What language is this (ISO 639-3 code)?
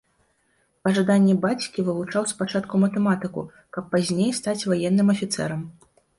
bel